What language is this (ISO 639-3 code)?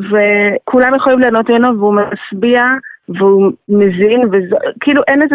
heb